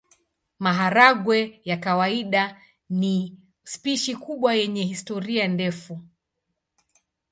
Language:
Swahili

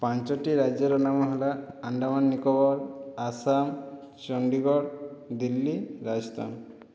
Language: Odia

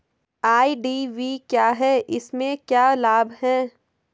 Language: Hindi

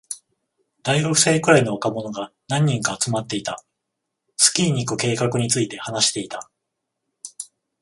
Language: Japanese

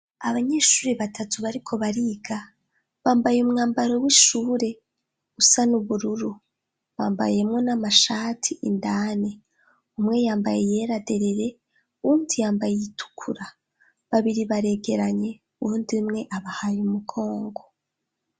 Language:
Rundi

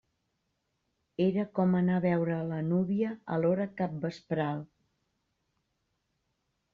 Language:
Catalan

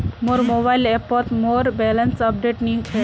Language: Magahi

